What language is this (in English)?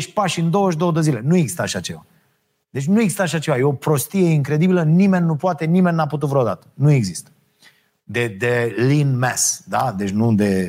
Romanian